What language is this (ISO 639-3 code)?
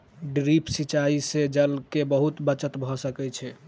mai